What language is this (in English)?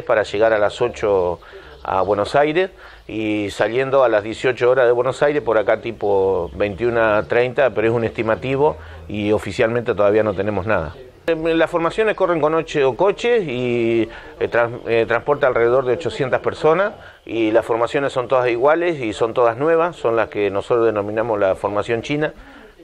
Spanish